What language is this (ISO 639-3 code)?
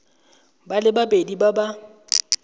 tsn